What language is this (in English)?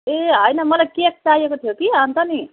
Nepali